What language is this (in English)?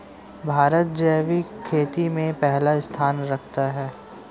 Hindi